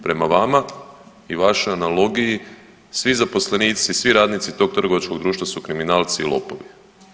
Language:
Croatian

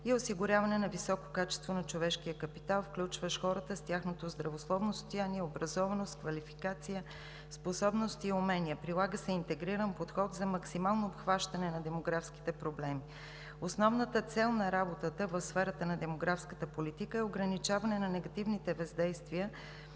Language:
Bulgarian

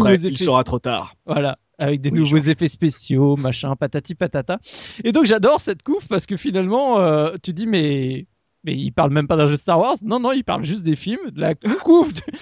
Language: French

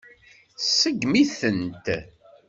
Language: Kabyle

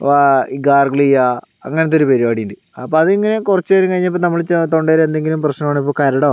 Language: Malayalam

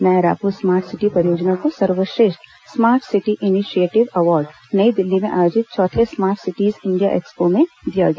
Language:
Hindi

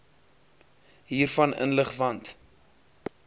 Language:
Afrikaans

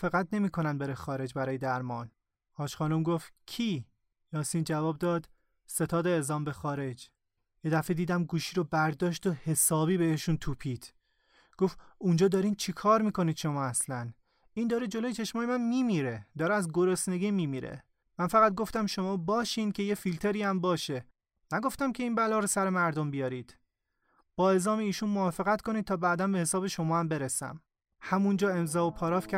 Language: Persian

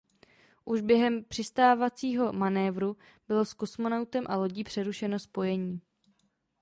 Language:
Czech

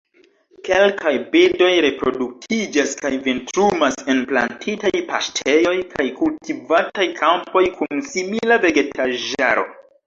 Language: Esperanto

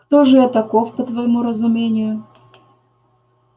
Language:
Russian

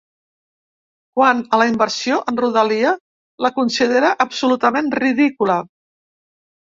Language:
Catalan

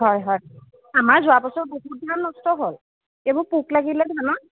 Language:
Assamese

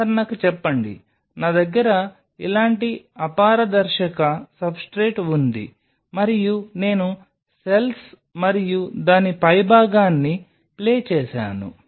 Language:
Telugu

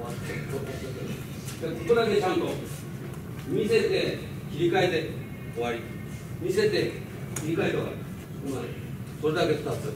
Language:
Japanese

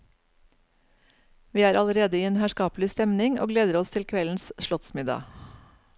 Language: Norwegian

